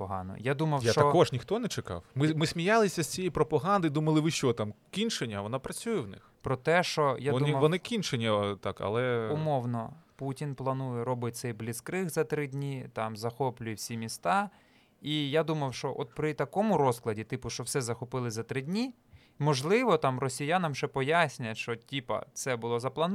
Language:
Ukrainian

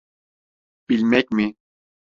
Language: Turkish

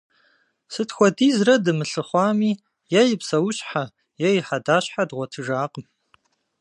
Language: Kabardian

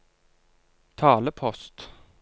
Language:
Norwegian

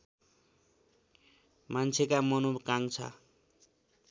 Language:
Nepali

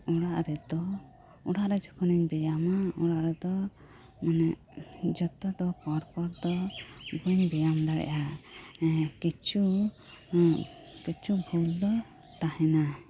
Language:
Santali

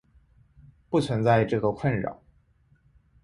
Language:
Chinese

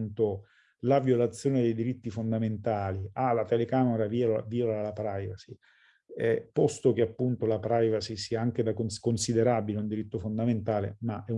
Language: Italian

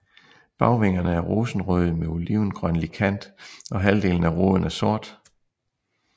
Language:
Danish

